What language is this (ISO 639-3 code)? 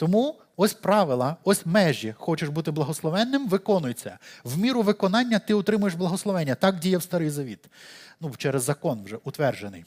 ukr